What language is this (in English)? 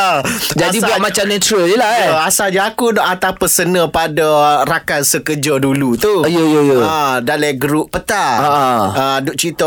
Malay